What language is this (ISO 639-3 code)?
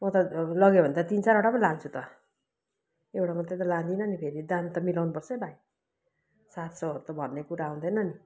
nep